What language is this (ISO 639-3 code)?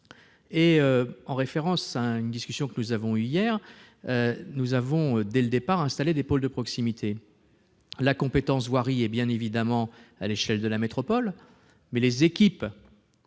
fra